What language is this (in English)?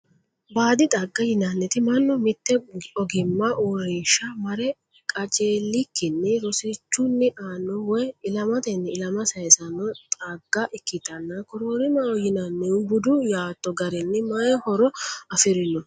Sidamo